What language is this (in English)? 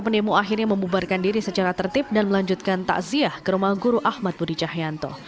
Indonesian